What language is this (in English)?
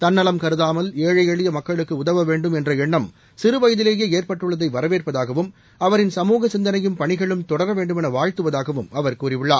Tamil